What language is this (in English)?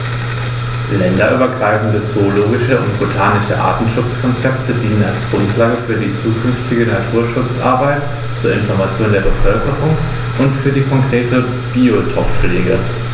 German